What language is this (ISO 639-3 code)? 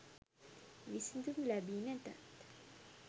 sin